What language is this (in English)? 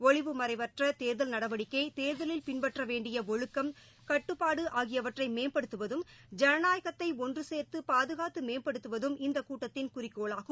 Tamil